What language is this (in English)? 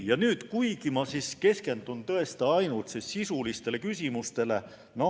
Estonian